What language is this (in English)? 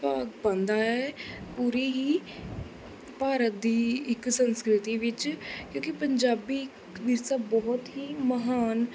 Punjabi